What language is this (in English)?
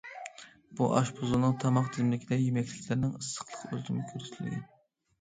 Uyghur